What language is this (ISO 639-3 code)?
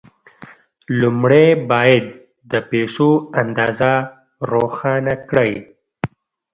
pus